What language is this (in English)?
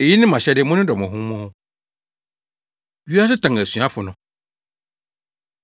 Akan